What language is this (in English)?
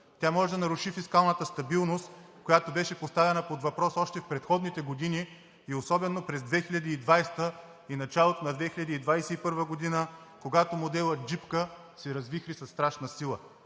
Bulgarian